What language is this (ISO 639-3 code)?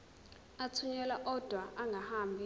zul